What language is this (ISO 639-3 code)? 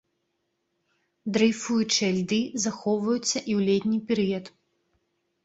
bel